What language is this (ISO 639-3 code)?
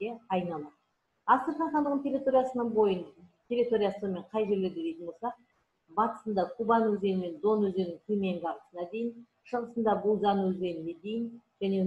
tur